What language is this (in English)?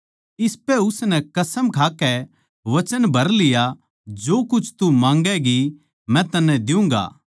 Haryanvi